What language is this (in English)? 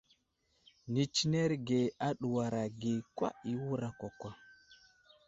Wuzlam